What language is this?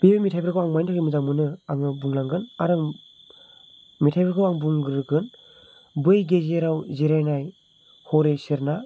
Bodo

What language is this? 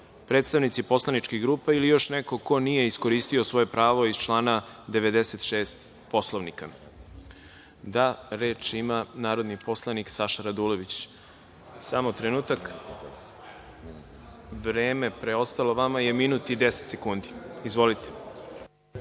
Serbian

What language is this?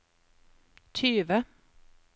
Norwegian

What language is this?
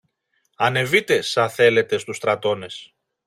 Greek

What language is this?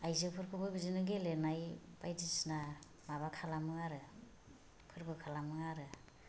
Bodo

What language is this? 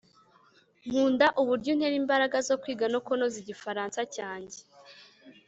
Kinyarwanda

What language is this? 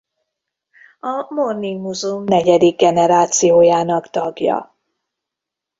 Hungarian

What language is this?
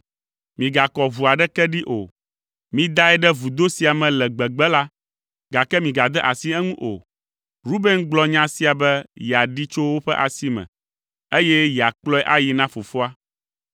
Ewe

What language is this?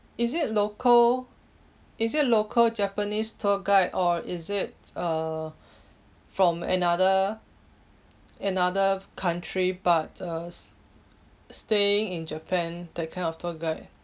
English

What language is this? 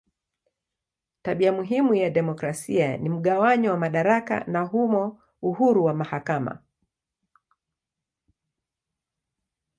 Swahili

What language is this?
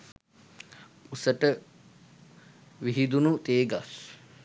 Sinhala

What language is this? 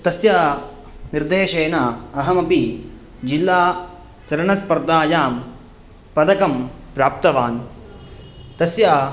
Sanskrit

